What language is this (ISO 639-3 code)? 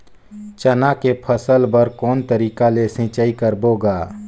hne